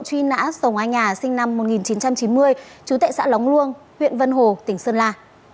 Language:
Vietnamese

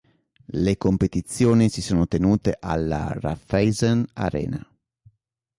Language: Italian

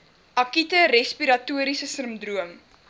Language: Afrikaans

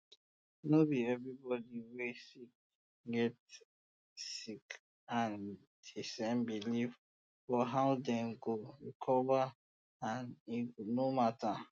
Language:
Nigerian Pidgin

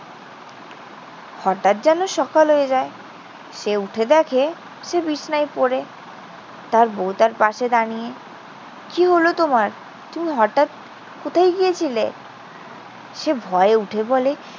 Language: Bangla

